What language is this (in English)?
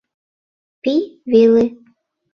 Mari